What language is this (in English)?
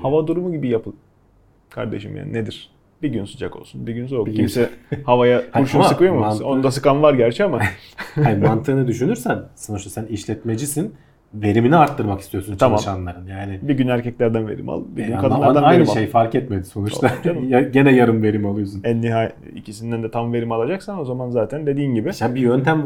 Turkish